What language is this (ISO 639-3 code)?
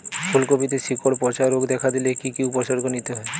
ben